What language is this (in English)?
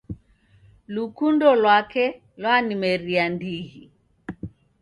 Taita